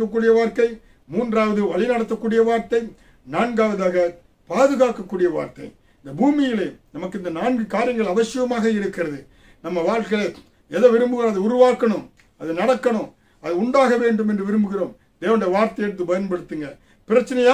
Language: Tamil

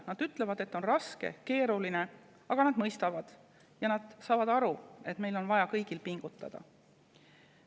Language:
Estonian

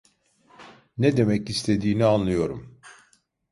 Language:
Turkish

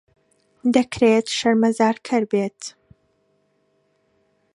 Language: Central Kurdish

